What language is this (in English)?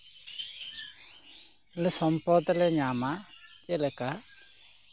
Santali